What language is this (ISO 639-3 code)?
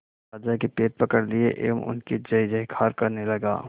hin